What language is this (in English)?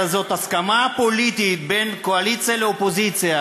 Hebrew